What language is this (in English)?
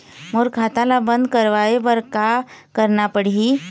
Chhattisgarhi